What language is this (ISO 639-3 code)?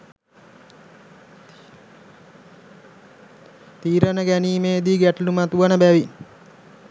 sin